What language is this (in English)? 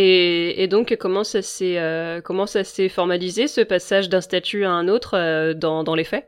French